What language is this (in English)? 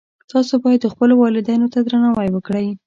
Pashto